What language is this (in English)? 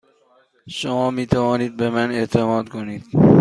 Persian